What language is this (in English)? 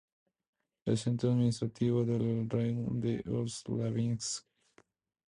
Spanish